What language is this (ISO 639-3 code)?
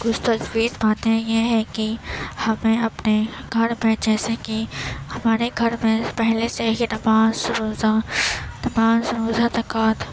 urd